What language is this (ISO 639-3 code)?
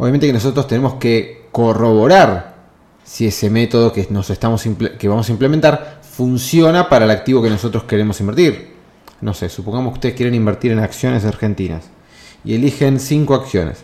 spa